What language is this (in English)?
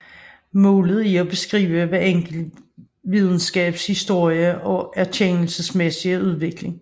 Danish